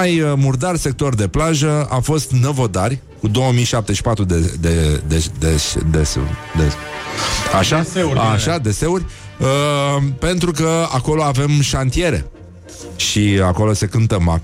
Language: Romanian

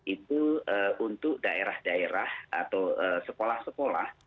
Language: Indonesian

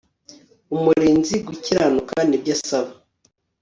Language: Kinyarwanda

